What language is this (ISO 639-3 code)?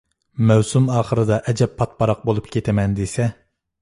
uig